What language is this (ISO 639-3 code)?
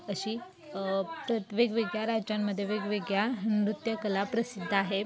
mar